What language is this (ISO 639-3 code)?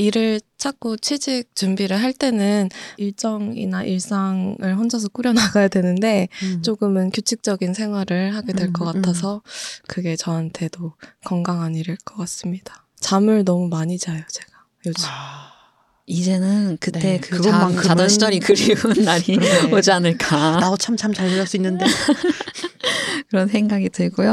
kor